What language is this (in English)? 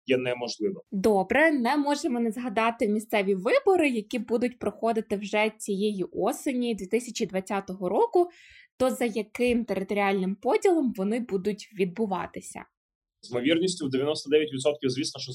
Ukrainian